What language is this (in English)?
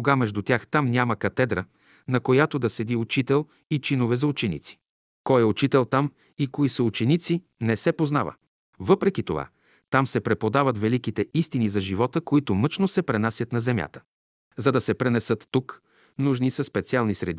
Bulgarian